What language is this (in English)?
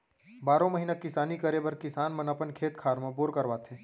Chhattisgarhi